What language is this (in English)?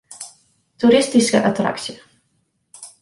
Western Frisian